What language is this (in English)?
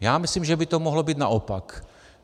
Czech